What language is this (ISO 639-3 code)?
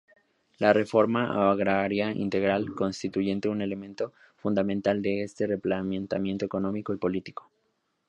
spa